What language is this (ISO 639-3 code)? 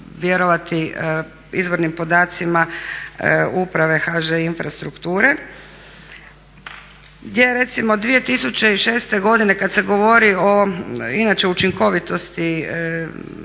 hrv